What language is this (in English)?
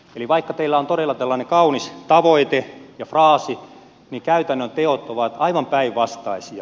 Finnish